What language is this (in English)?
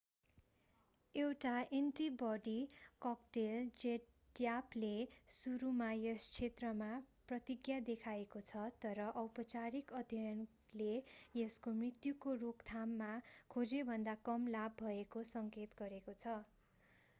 Nepali